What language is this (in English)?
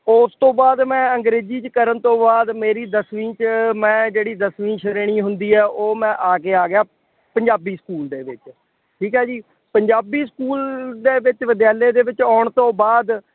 Punjabi